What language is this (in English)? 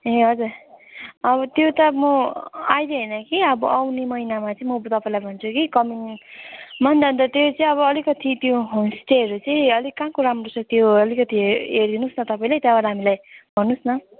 Nepali